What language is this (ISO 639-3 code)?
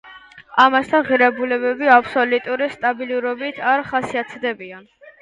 kat